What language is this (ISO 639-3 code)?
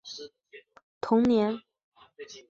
zho